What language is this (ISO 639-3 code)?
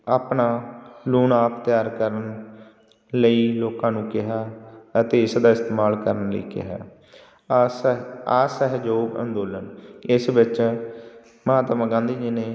pan